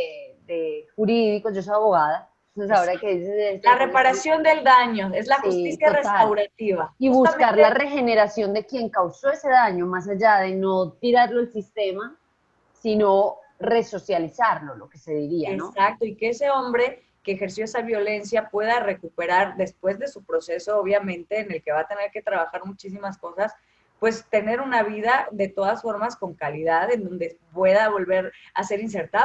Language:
Spanish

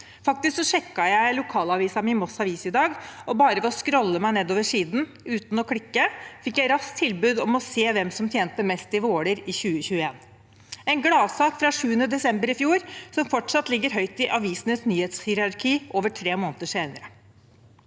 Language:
Norwegian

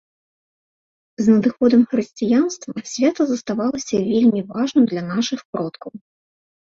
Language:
Belarusian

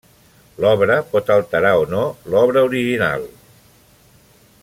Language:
Catalan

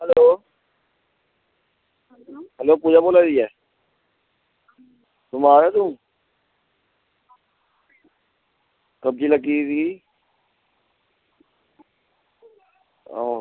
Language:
Dogri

